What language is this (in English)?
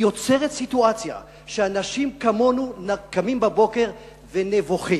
Hebrew